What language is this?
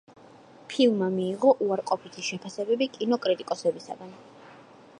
Georgian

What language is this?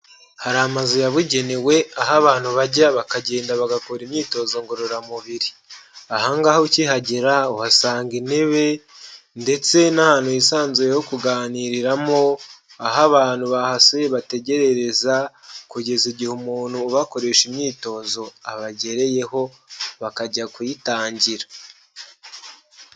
Kinyarwanda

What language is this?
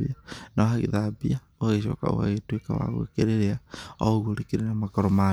Kikuyu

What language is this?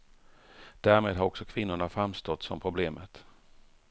Swedish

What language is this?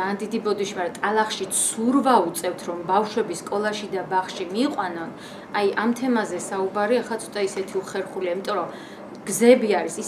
Romanian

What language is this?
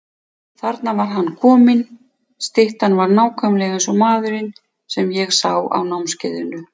Icelandic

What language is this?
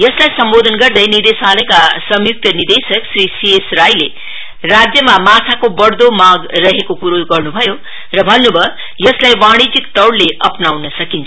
Nepali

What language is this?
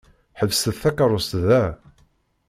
Kabyle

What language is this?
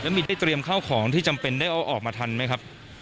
Thai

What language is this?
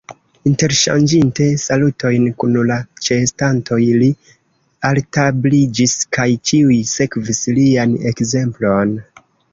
Esperanto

